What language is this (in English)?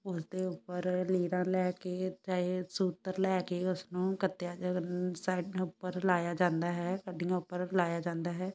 Punjabi